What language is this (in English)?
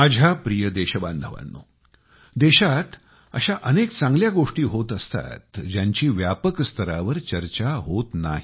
Marathi